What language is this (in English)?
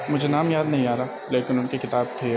Urdu